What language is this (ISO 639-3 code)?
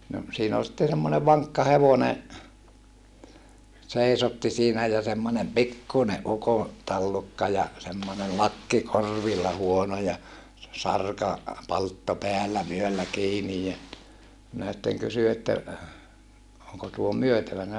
fin